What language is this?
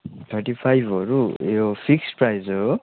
Nepali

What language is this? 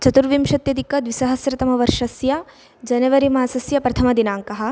Sanskrit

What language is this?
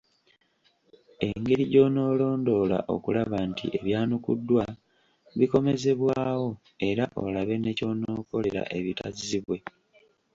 Ganda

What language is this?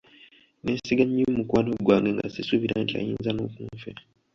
Ganda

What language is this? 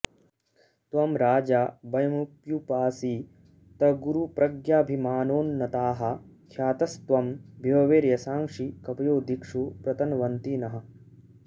Sanskrit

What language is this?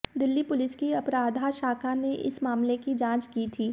Hindi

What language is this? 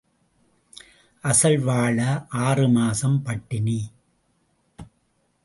Tamil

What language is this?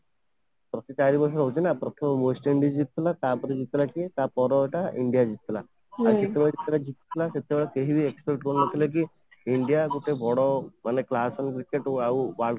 Odia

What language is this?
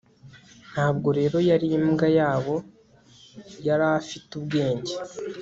Kinyarwanda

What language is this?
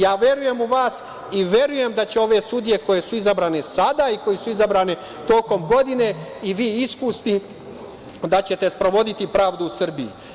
Serbian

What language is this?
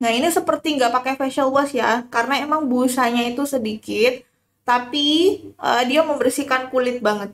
Indonesian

